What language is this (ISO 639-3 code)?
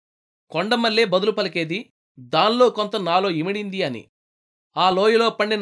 tel